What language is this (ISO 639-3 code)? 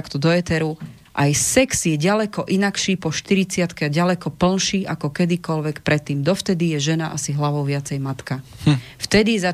slk